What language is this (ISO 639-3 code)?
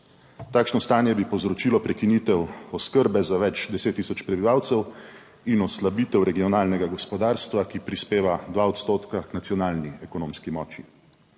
slv